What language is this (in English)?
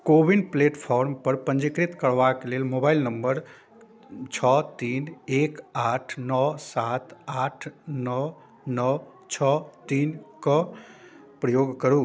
Maithili